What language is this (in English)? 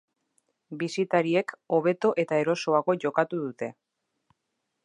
Basque